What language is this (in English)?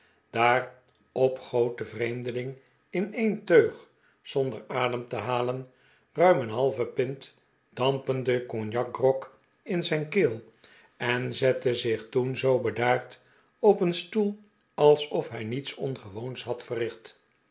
Dutch